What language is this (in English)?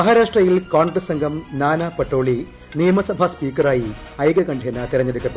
Malayalam